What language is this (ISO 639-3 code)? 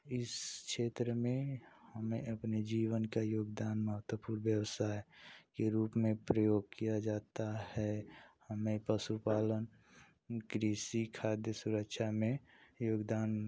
hin